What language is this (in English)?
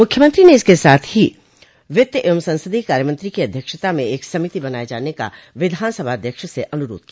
Hindi